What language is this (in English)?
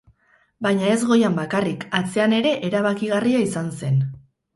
Basque